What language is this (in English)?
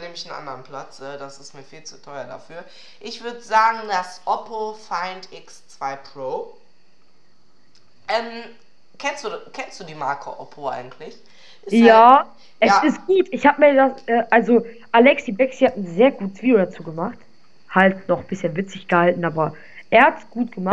German